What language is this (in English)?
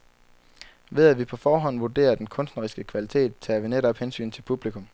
Danish